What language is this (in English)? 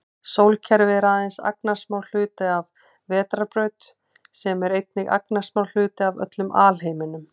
Icelandic